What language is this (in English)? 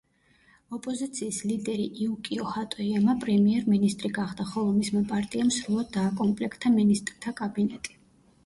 Georgian